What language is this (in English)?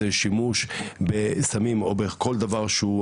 Hebrew